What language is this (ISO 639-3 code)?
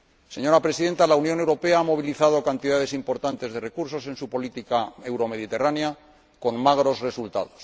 spa